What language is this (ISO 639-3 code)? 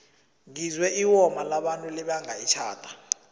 nbl